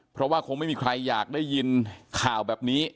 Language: Thai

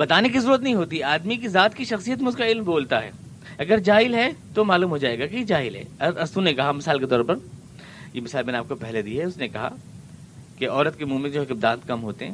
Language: Urdu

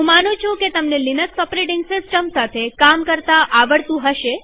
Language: Gujarati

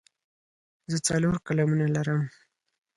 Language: Pashto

